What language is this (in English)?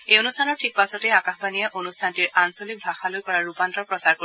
Assamese